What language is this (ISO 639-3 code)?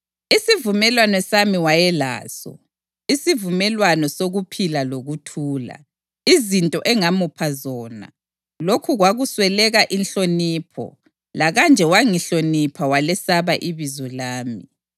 nde